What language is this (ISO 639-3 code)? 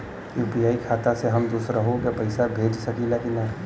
bho